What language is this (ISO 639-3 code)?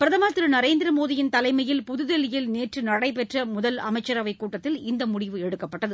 tam